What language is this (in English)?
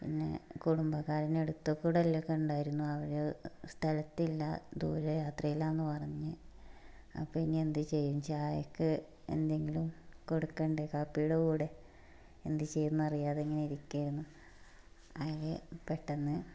Malayalam